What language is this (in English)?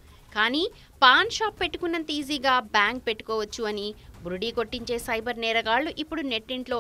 Hindi